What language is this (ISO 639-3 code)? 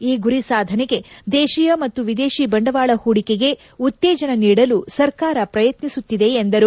kan